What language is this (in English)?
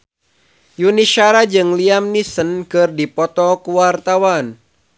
Sundanese